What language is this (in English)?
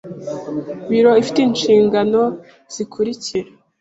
Kinyarwanda